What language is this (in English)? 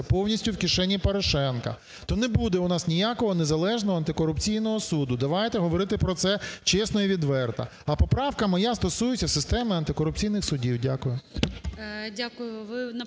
Ukrainian